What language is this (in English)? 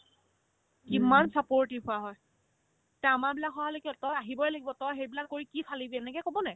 Assamese